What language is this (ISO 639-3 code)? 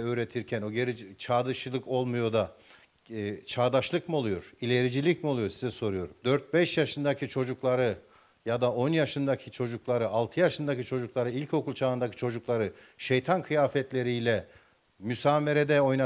tur